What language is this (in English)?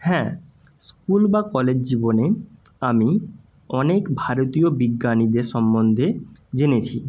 Bangla